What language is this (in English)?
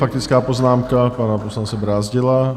Czech